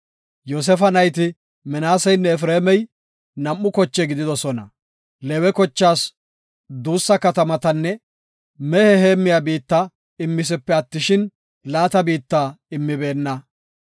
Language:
Gofa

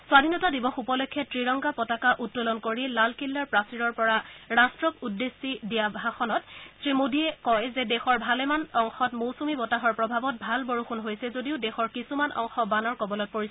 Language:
Assamese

